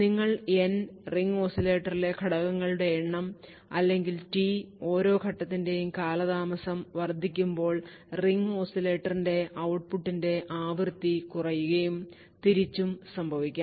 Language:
Malayalam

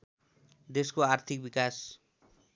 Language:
Nepali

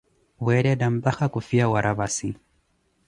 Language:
Koti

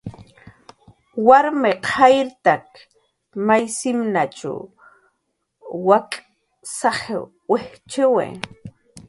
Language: Jaqaru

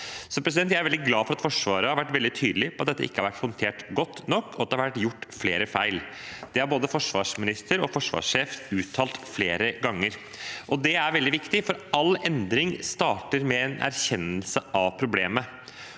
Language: Norwegian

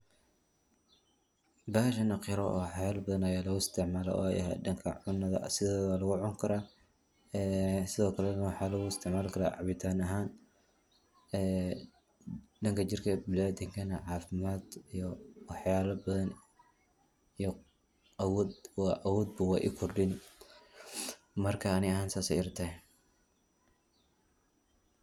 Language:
Somali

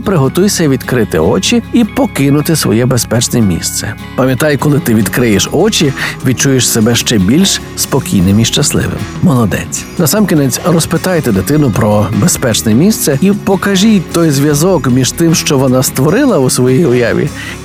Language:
Ukrainian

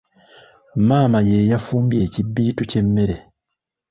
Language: Ganda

